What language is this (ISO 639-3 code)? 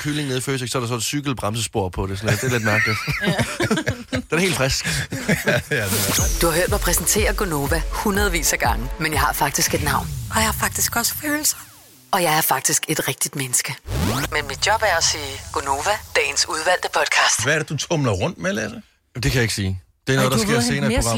dan